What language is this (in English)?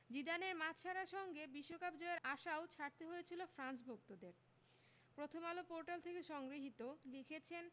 Bangla